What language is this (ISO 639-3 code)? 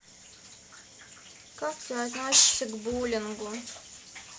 rus